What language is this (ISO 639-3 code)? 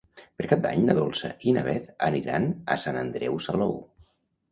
cat